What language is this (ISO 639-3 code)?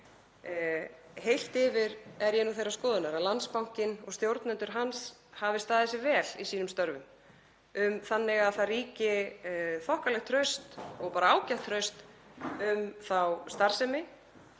isl